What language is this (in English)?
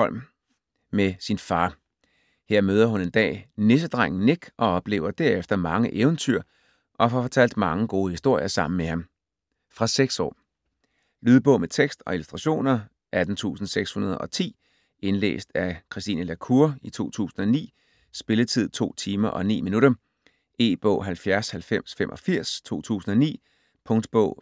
Danish